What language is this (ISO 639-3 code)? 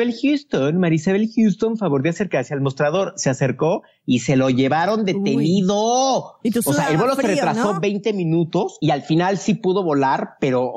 spa